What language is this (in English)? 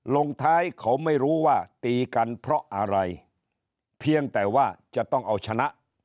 Thai